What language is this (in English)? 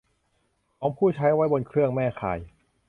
Thai